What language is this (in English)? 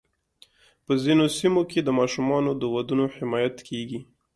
Pashto